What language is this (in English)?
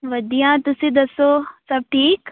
Punjabi